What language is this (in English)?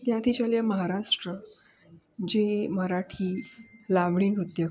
Gujarati